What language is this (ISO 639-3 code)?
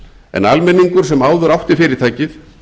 isl